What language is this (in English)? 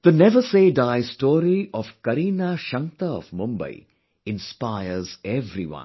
English